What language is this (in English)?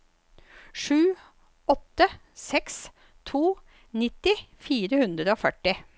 Norwegian